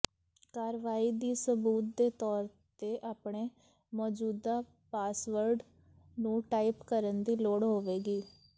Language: Punjabi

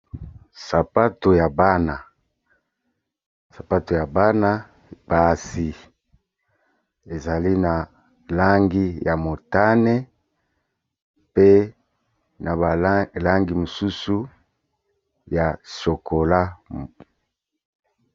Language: Lingala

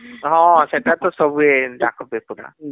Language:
Odia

